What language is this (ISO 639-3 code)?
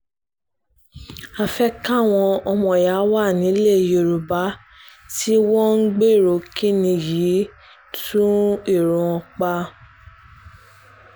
yor